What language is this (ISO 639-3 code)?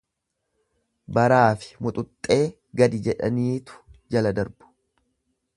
orm